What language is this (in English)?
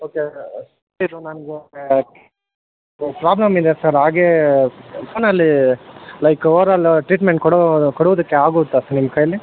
Kannada